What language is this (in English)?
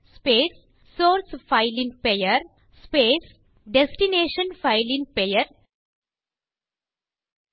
Tamil